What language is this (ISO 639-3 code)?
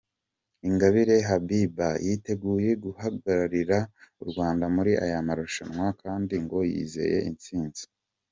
kin